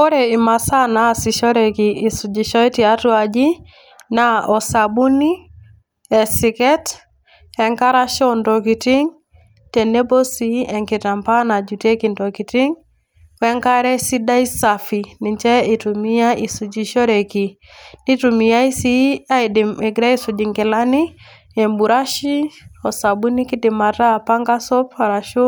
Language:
Masai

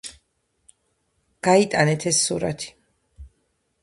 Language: Georgian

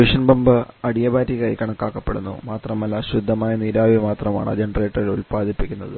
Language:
Malayalam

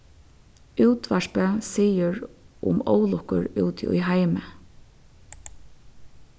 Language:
Faroese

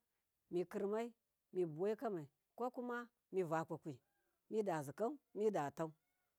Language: Miya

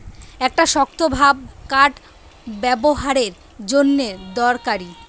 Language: Bangla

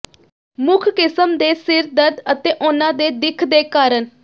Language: Punjabi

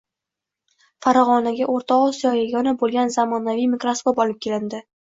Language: Uzbek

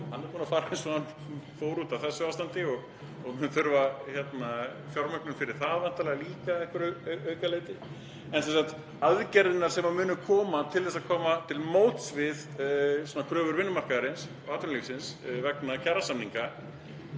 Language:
Icelandic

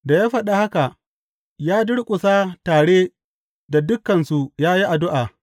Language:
Hausa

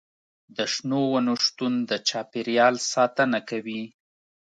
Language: Pashto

